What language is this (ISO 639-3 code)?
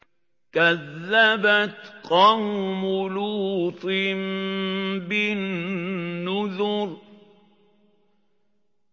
ara